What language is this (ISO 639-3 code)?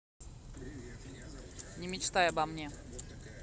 rus